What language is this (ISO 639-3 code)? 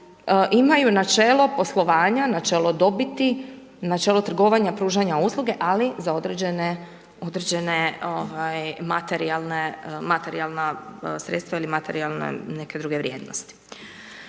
hrv